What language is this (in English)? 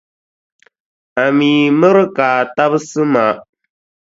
Dagbani